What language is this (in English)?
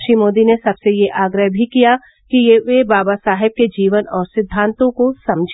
Hindi